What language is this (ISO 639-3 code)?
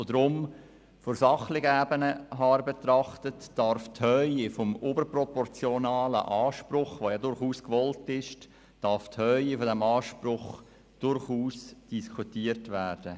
gsw